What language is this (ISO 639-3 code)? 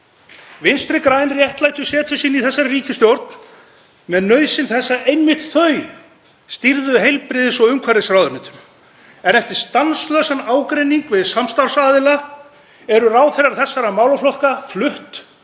isl